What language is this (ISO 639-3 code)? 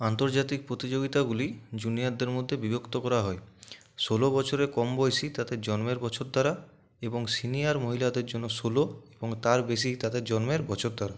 ben